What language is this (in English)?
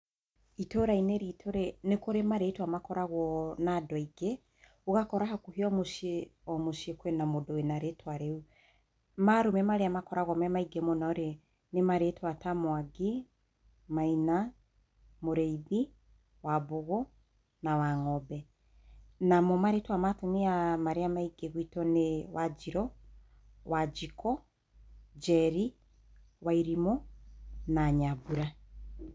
Kikuyu